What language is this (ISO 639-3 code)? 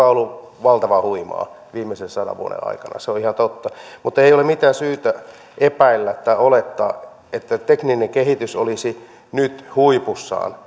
fin